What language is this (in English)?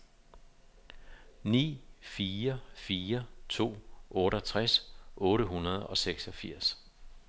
Danish